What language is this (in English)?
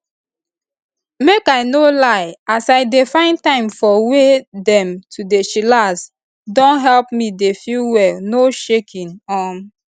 Nigerian Pidgin